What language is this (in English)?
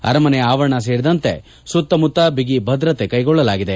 Kannada